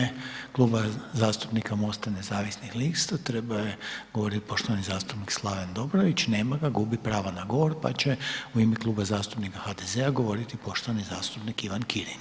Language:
Croatian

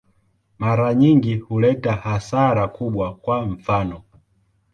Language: Swahili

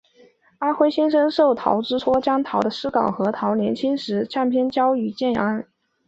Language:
Chinese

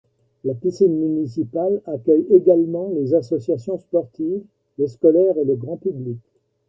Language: French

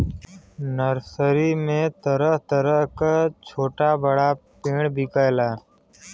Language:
Bhojpuri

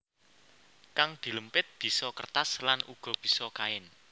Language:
Javanese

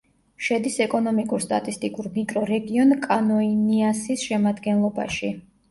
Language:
Georgian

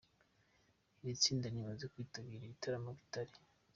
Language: Kinyarwanda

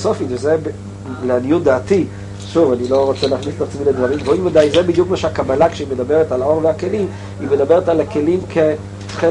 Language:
Hebrew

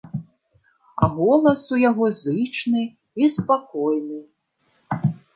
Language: Belarusian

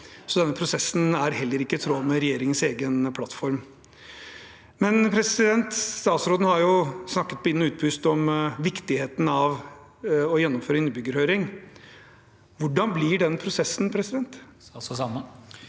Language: Norwegian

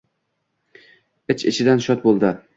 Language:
Uzbek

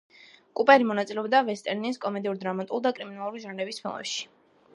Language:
Georgian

